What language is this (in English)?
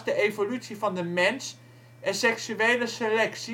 Dutch